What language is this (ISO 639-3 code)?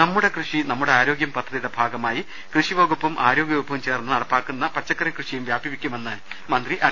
mal